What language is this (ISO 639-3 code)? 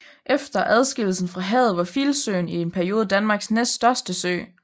dan